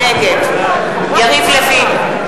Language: Hebrew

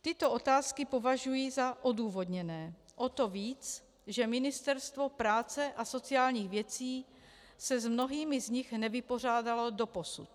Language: Czech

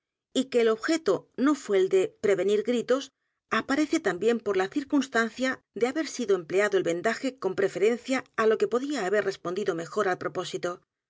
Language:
Spanish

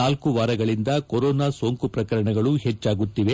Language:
Kannada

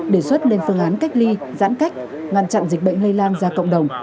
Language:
Vietnamese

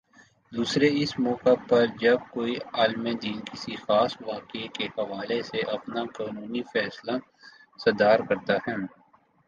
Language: Urdu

